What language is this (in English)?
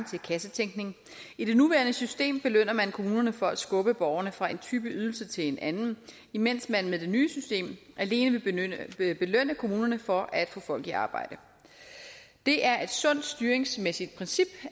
Danish